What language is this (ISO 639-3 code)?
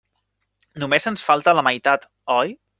cat